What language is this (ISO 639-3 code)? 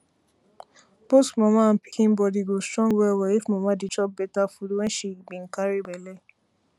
pcm